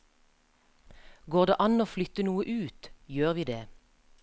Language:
Norwegian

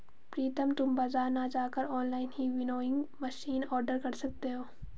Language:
Hindi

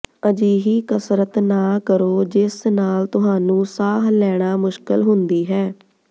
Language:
Punjabi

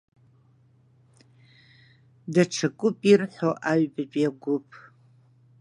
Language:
Abkhazian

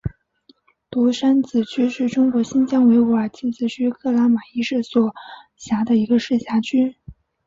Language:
Chinese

